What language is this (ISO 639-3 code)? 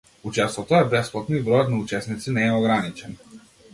mkd